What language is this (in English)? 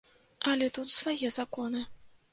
Belarusian